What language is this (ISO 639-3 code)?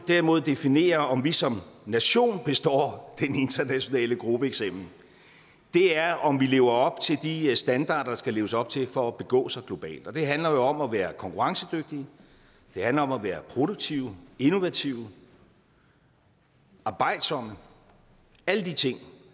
dan